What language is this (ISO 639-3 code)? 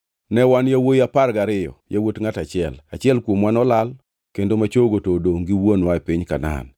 luo